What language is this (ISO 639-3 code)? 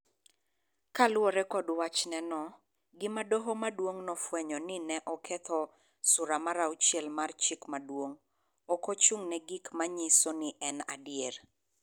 luo